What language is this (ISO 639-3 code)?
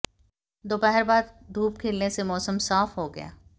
hin